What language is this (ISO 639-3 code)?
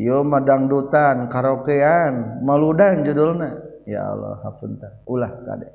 msa